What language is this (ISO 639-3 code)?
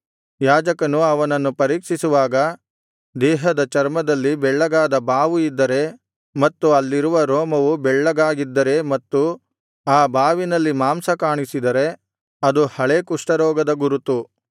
kan